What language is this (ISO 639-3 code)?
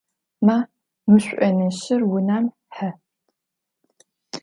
ady